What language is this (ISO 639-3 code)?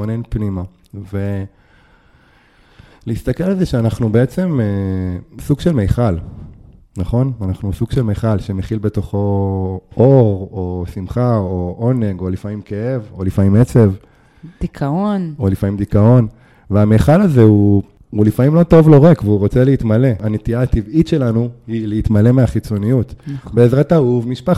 heb